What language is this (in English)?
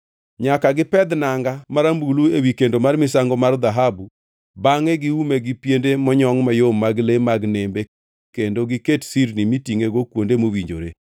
Luo (Kenya and Tanzania)